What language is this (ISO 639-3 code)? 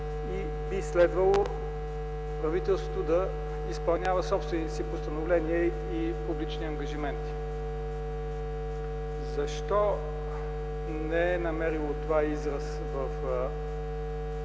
bul